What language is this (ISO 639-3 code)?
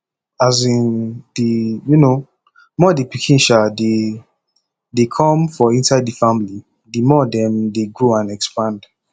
pcm